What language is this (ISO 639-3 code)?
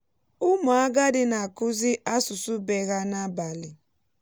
ibo